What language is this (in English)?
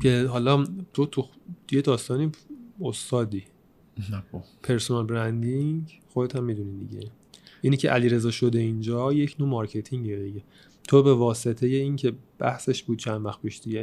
Persian